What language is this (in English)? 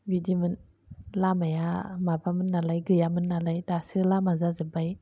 Bodo